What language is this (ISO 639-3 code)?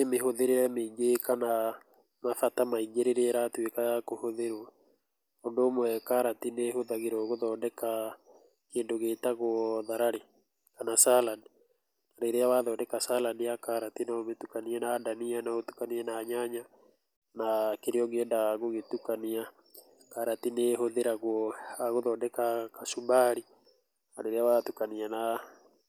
kik